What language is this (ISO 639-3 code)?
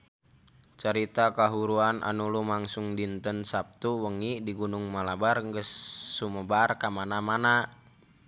sun